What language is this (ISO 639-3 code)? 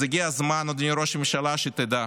heb